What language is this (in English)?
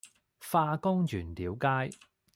Cantonese